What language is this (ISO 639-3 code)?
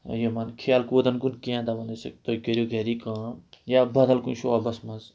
kas